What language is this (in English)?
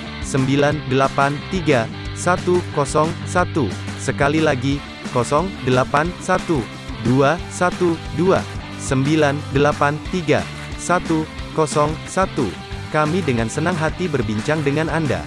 Indonesian